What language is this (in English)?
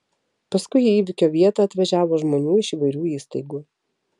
Lithuanian